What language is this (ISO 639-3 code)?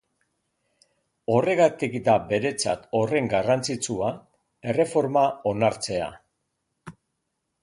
eus